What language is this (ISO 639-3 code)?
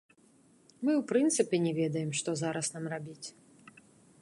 bel